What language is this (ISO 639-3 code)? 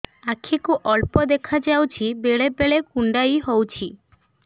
ori